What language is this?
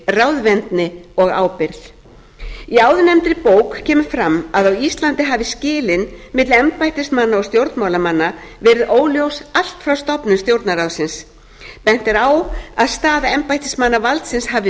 Icelandic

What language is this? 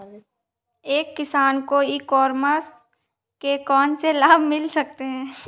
Hindi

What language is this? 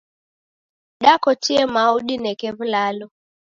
Taita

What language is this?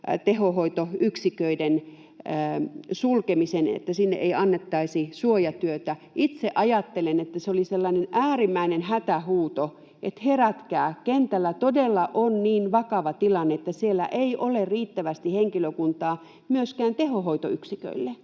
Finnish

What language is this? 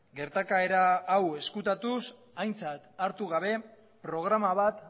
Basque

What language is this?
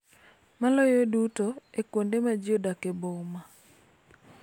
Luo (Kenya and Tanzania)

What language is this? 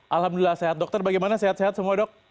Indonesian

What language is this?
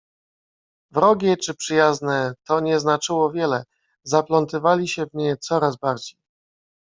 Polish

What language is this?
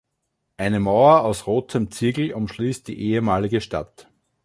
German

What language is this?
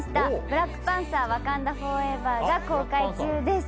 Japanese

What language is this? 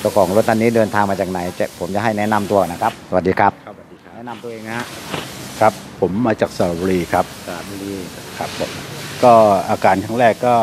Thai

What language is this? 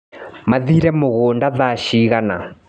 Kikuyu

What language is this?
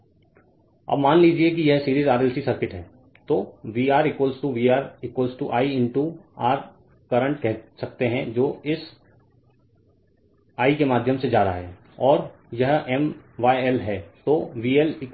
Hindi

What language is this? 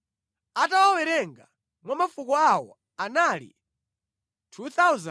Nyanja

